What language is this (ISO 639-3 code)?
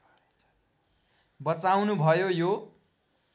nep